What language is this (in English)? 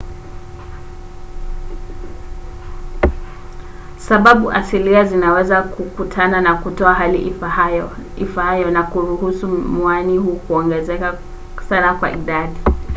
Swahili